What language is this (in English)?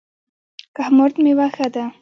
Pashto